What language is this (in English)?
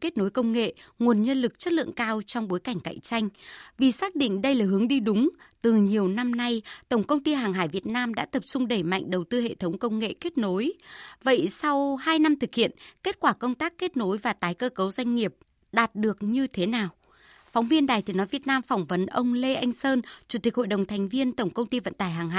Vietnamese